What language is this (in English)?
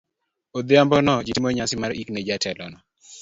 Luo (Kenya and Tanzania)